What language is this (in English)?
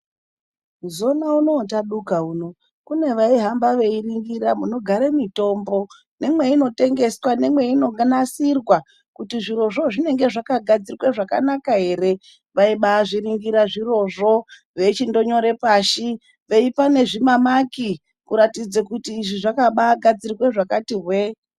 Ndau